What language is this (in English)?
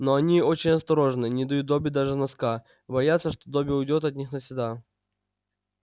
Russian